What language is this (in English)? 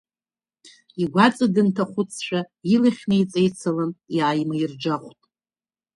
Abkhazian